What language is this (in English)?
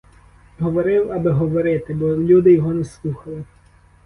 Ukrainian